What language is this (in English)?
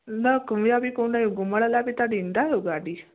Sindhi